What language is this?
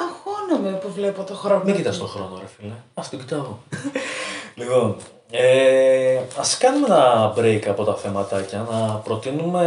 Greek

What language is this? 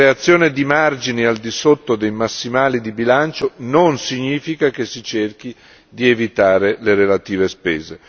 Italian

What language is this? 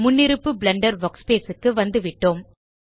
Tamil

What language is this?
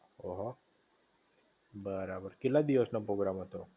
Gujarati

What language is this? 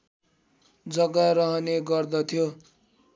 Nepali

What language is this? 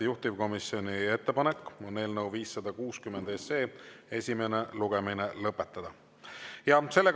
Estonian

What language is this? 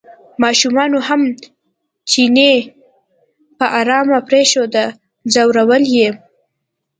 Pashto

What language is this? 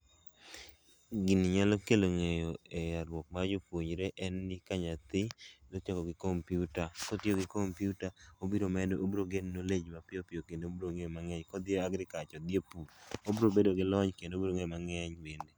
Luo (Kenya and Tanzania)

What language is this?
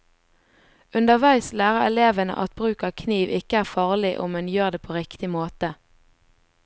Norwegian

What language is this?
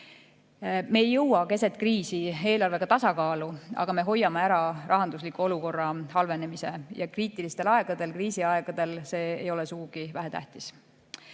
Estonian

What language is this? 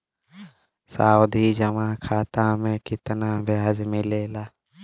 Bhojpuri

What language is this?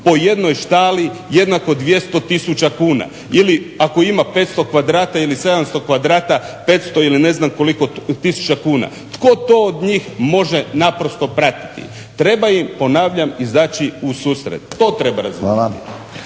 Croatian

